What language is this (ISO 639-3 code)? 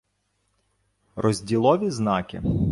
ukr